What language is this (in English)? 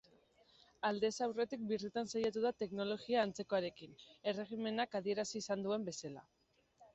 Basque